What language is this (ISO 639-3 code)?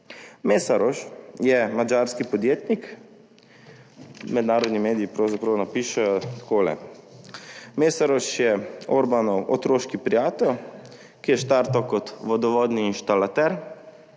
slv